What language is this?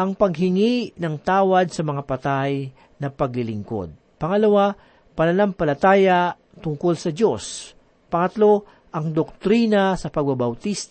Filipino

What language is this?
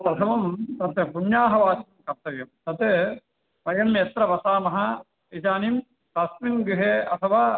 Sanskrit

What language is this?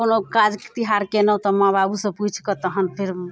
Maithili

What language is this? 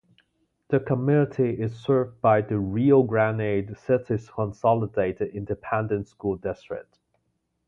English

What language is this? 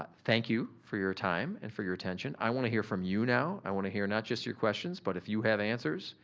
English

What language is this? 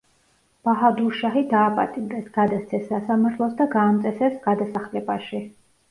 Georgian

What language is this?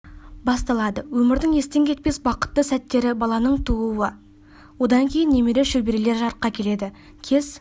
Kazakh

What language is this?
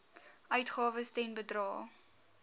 Afrikaans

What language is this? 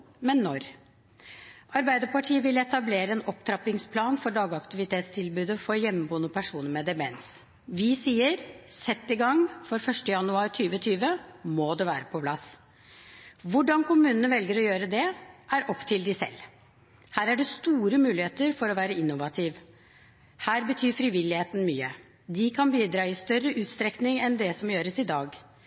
Norwegian Bokmål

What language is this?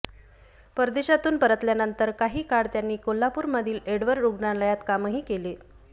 Marathi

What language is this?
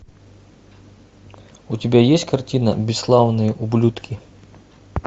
Russian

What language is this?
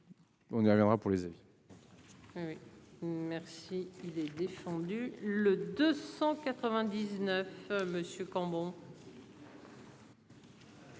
French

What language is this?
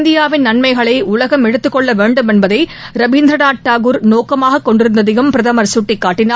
Tamil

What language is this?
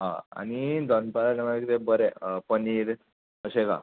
Konkani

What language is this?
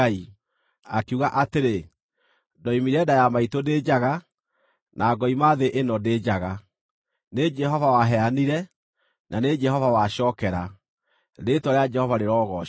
Kikuyu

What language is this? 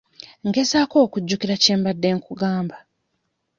Ganda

